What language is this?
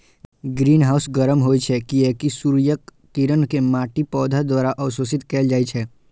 Maithili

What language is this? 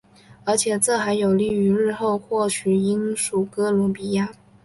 Chinese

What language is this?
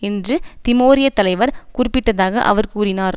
Tamil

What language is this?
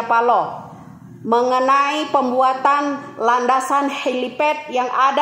Indonesian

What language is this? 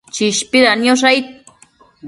Matsés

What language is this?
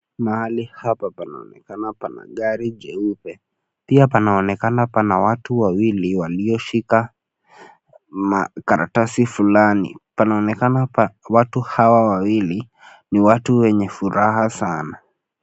Swahili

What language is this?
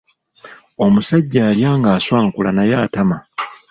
Ganda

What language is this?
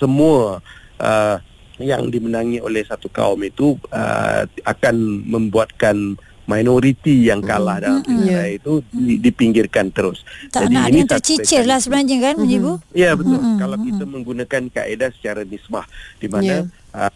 Malay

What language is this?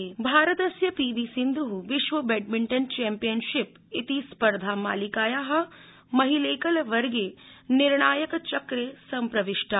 Sanskrit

